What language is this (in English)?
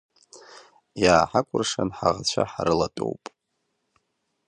Abkhazian